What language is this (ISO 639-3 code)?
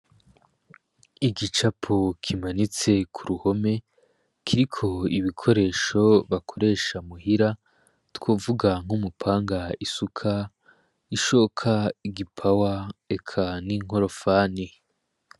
run